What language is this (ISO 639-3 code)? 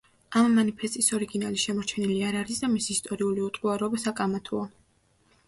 kat